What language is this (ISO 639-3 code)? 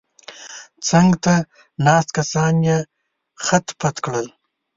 pus